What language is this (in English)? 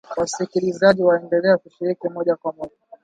Swahili